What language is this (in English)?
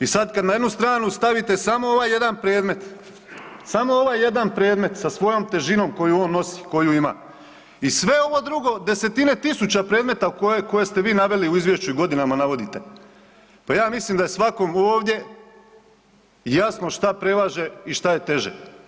Croatian